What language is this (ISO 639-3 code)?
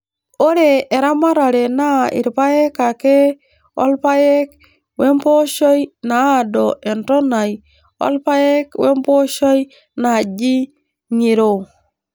mas